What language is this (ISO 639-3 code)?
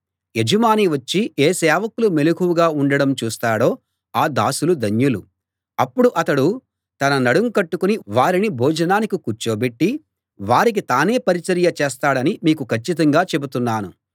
tel